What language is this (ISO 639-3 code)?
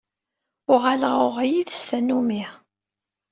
kab